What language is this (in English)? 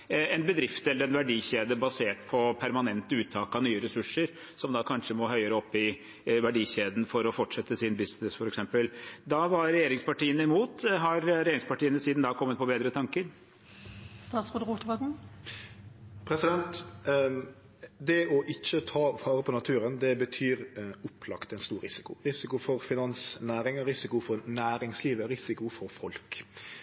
Norwegian